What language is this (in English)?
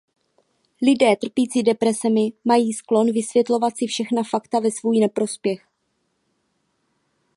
Czech